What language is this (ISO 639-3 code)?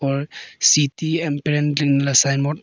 hin